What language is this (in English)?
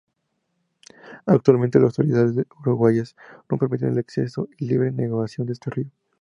Spanish